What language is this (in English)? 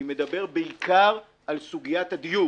Hebrew